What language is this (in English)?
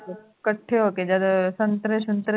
Punjabi